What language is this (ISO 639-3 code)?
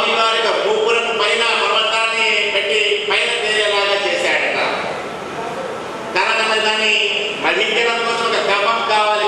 ara